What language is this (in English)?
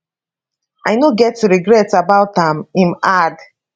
Nigerian Pidgin